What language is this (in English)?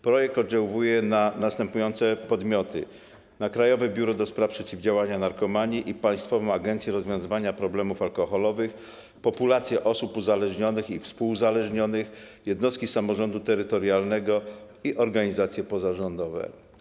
Polish